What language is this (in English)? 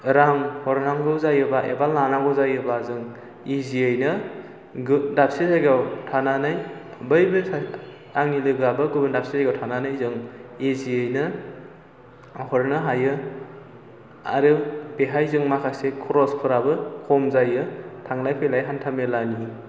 Bodo